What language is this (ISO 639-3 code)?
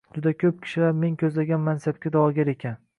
uzb